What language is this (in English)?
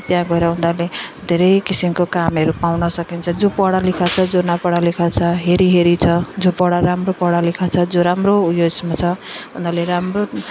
Nepali